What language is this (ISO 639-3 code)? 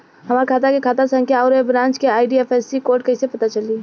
bho